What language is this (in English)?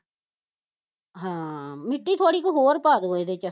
Punjabi